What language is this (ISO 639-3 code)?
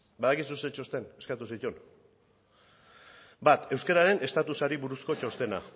eus